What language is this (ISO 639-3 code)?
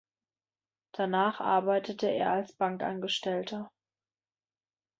deu